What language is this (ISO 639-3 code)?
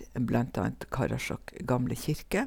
nor